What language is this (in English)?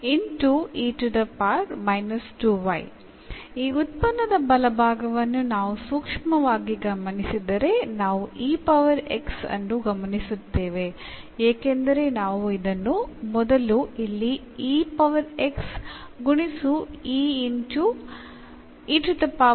Malayalam